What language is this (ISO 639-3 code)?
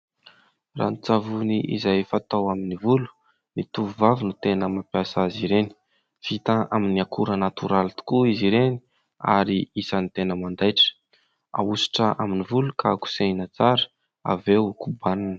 mlg